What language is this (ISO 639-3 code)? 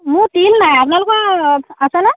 asm